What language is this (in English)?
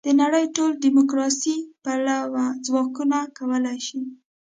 Pashto